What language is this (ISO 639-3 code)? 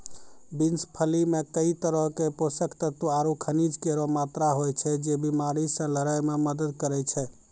mai